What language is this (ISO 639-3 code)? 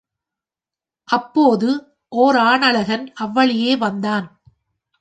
tam